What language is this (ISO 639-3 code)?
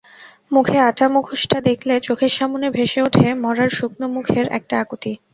ben